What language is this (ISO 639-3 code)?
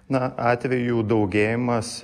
lit